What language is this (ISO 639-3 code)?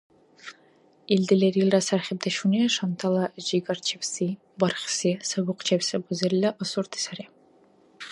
dar